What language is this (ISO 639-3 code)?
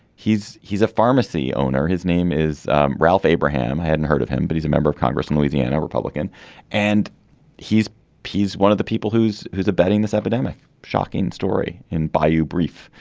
eng